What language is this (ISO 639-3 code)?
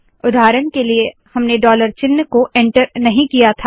hin